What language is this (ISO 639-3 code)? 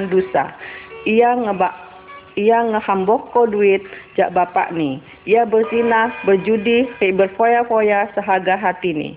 ind